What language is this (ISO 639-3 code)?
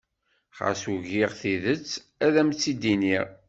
kab